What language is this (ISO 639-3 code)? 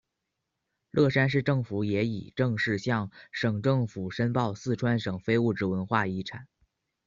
zho